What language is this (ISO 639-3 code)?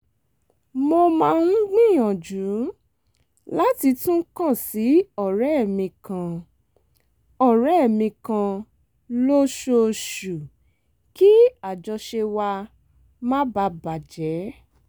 yor